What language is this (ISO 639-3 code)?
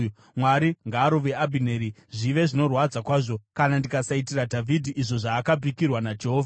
sna